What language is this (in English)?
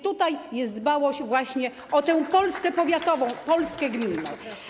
Polish